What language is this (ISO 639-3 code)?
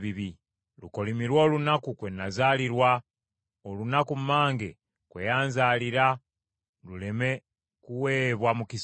lug